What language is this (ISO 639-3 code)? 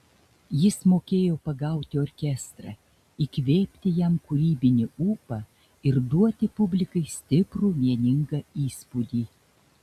lit